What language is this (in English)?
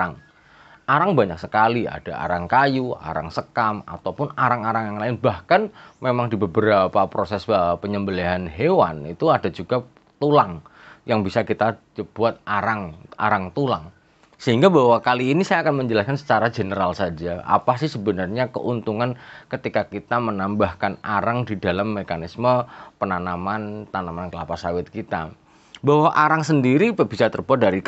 Indonesian